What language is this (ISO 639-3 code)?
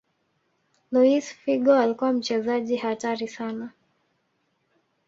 swa